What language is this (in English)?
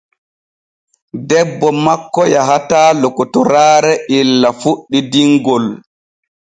Borgu Fulfulde